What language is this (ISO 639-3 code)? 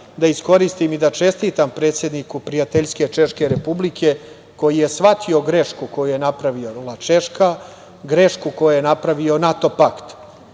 srp